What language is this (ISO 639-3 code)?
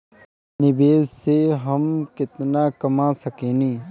bho